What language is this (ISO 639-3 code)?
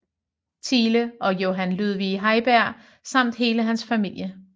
dan